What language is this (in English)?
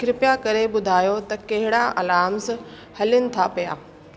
Sindhi